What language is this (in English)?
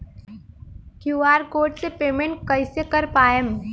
Bhojpuri